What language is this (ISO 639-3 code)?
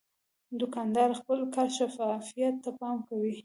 pus